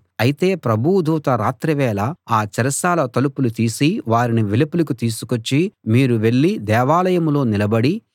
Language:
Telugu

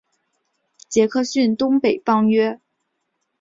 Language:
Chinese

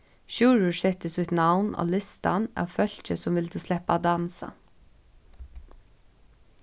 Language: Faroese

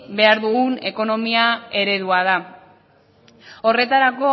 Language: Basque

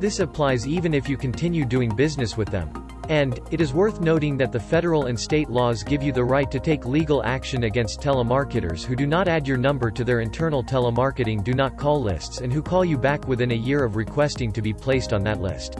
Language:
English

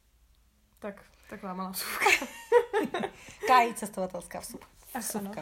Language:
Czech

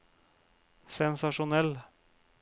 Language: Norwegian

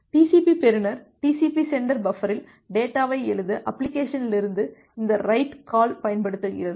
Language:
Tamil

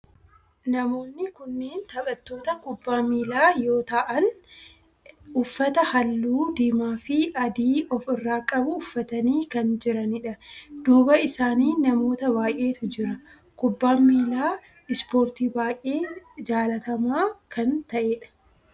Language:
Oromo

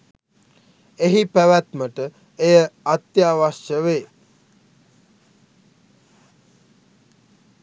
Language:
Sinhala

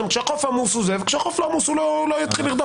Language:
Hebrew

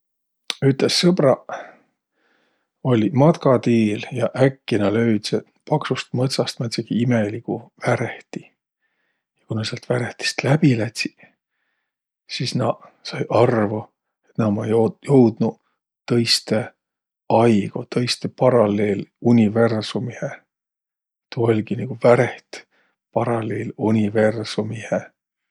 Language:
Võro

